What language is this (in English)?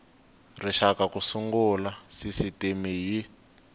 Tsonga